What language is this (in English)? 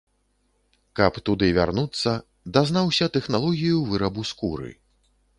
Belarusian